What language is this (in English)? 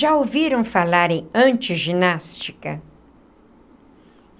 Portuguese